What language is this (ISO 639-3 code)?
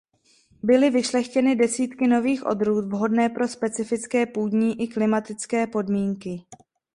ces